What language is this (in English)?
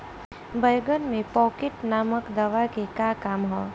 Bhojpuri